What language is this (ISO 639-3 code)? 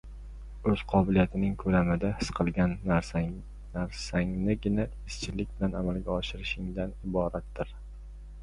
uzb